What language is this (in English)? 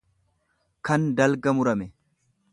Oromo